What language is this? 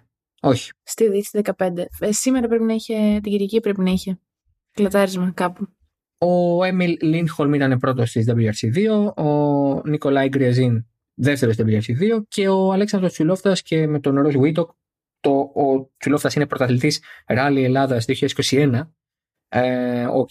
Greek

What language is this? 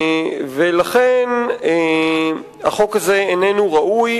Hebrew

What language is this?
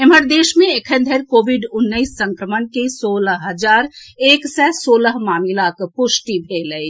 Maithili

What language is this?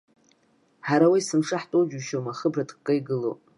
Abkhazian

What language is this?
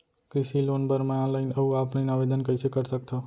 Chhattisgarhi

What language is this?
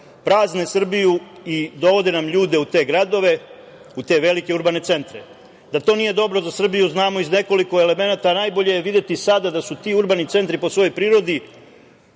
Serbian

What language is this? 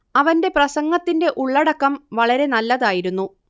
Malayalam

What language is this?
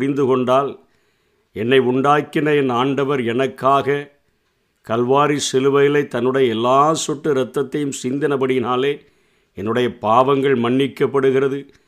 Tamil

